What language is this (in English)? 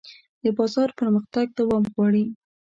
Pashto